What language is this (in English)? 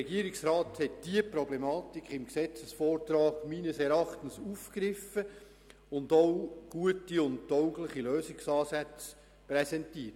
Swiss German